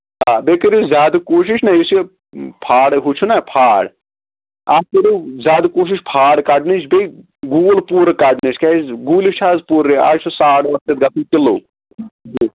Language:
Kashmiri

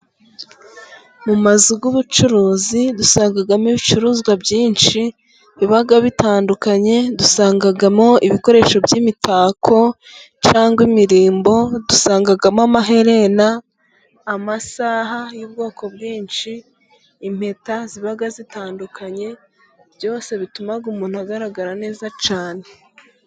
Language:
Kinyarwanda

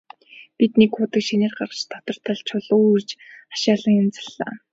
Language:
Mongolian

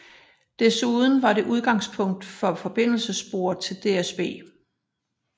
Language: Danish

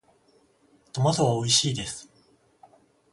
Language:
Japanese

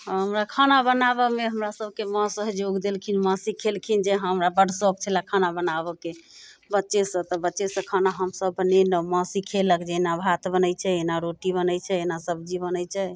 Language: Maithili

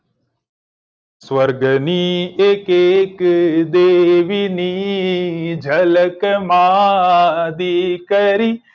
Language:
Gujarati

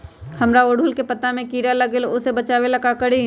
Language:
Magahi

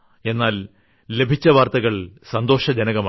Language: Malayalam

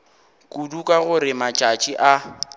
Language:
Northern Sotho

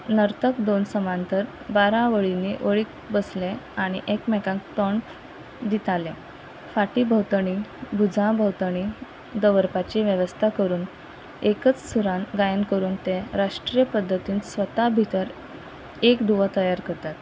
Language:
Konkani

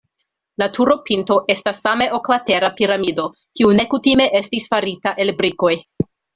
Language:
Esperanto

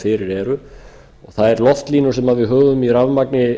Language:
Icelandic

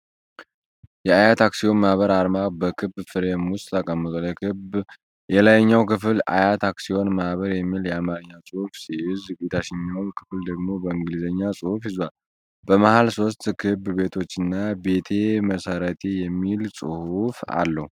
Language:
Amharic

